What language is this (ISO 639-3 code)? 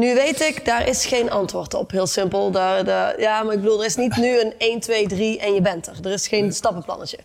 nld